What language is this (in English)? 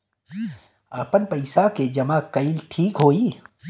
Bhojpuri